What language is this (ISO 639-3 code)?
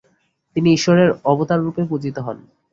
ben